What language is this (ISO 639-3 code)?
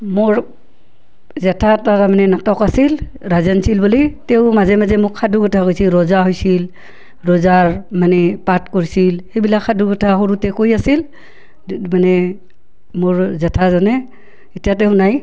asm